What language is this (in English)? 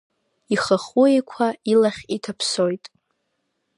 Abkhazian